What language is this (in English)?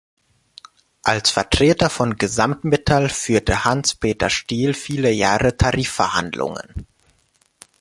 German